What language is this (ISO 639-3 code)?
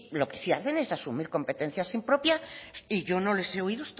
spa